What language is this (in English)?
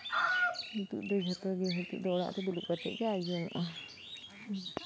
Santali